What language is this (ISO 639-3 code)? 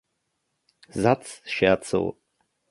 deu